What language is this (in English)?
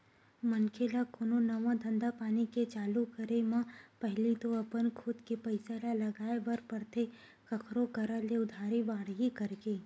Chhattisgarhi